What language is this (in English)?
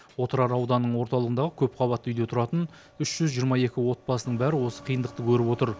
Kazakh